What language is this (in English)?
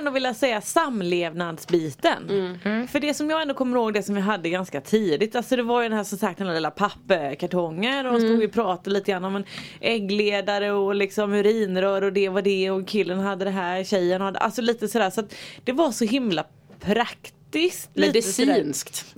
Swedish